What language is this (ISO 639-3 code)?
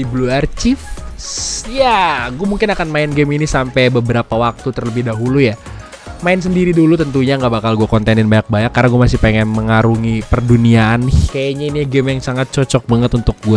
ind